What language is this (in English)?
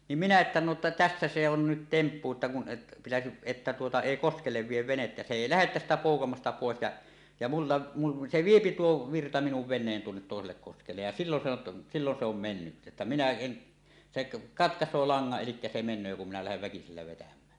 Finnish